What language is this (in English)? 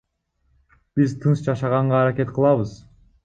Kyrgyz